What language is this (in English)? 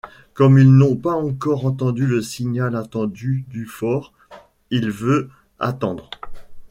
French